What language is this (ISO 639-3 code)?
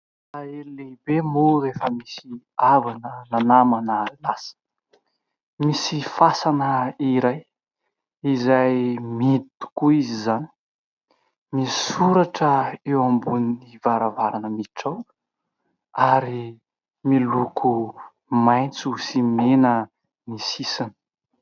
mlg